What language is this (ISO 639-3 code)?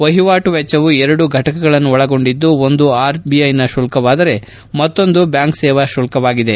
kan